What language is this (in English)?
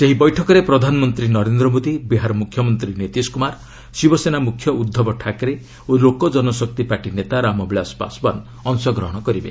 Odia